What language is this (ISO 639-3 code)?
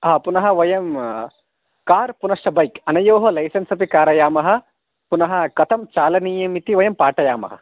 san